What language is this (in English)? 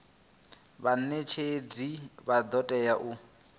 Venda